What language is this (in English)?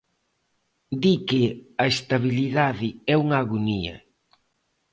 Galician